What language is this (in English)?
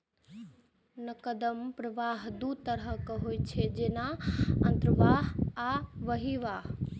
Maithili